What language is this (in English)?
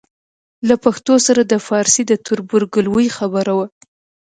Pashto